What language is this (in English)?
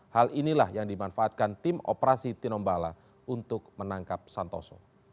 Indonesian